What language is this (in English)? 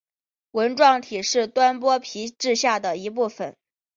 Chinese